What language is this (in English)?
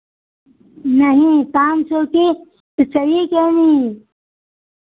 Hindi